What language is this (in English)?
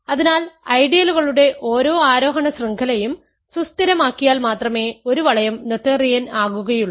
Malayalam